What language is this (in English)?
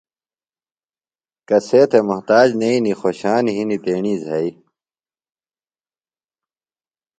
Phalura